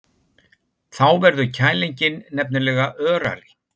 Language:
Icelandic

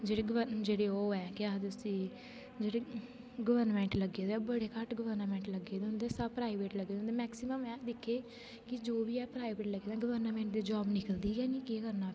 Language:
Dogri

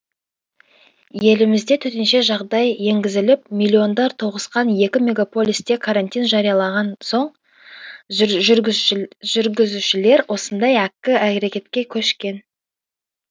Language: Kazakh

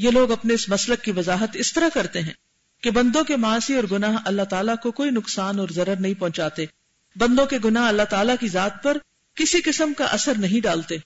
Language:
Urdu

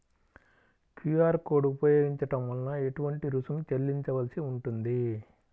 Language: Telugu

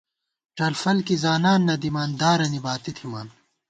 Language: Gawar-Bati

